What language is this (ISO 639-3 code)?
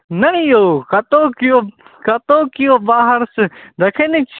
mai